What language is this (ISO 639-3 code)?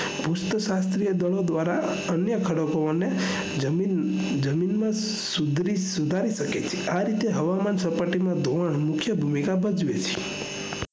guj